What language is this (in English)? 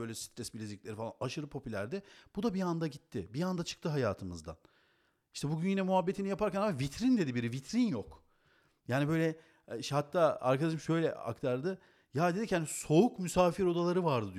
Turkish